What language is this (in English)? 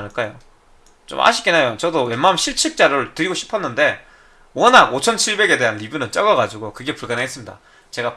Korean